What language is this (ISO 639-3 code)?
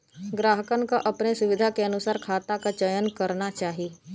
bho